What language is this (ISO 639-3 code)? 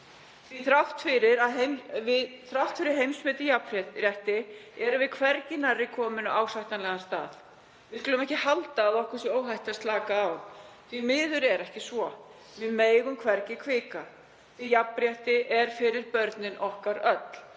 isl